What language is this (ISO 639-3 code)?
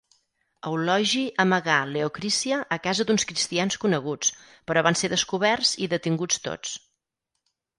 cat